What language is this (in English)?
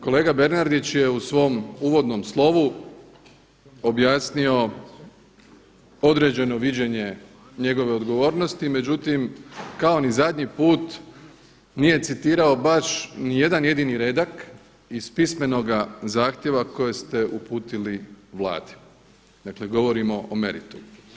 Croatian